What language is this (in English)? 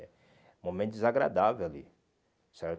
Portuguese